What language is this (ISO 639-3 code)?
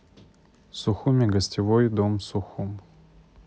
rus